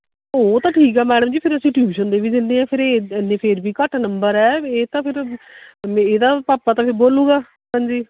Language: Punjabi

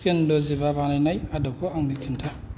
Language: Bodo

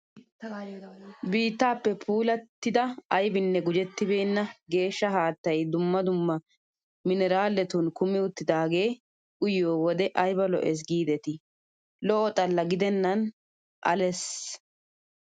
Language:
Wolaytta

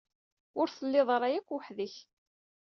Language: Kabyle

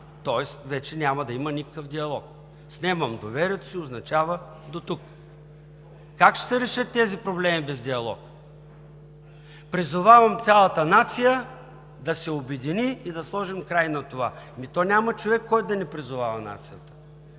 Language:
Bulgarian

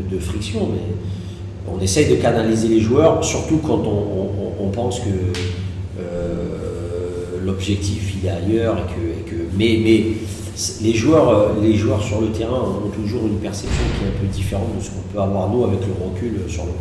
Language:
French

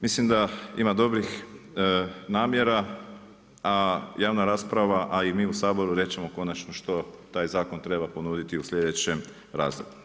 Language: Croatian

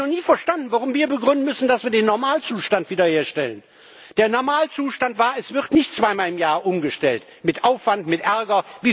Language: German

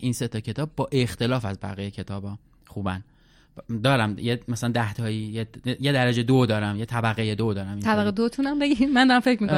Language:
Persian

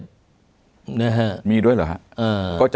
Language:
Thai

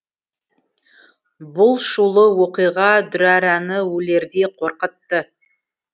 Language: Kazakh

